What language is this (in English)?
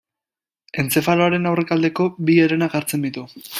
Basque